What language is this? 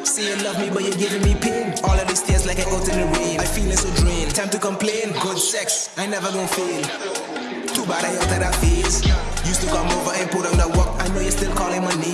English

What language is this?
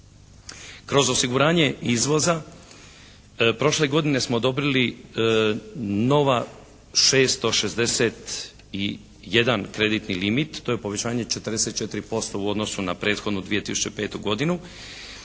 Croatian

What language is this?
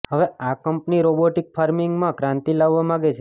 Gujarati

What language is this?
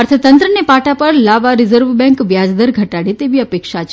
Gujarati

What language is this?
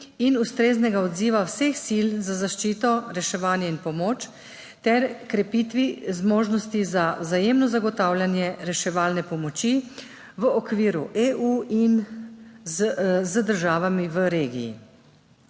Slovenian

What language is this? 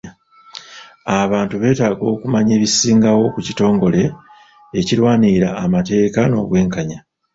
Ganda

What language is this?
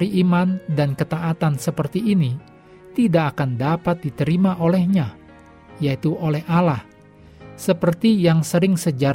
Indonesian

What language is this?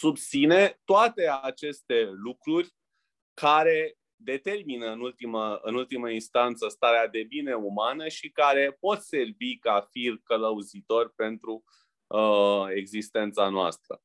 Romanian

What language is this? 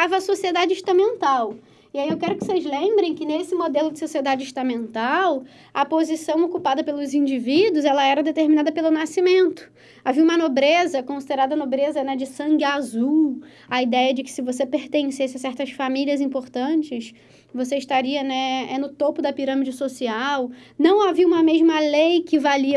Portuguese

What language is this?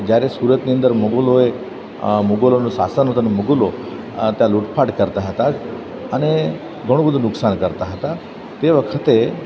Gujarati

